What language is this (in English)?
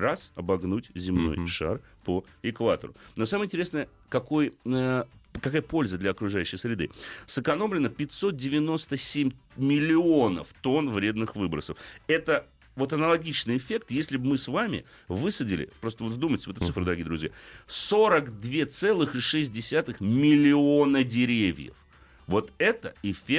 Russian